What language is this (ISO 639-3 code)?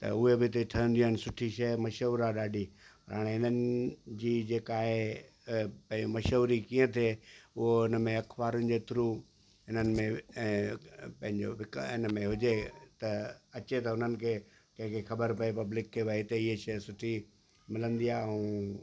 snd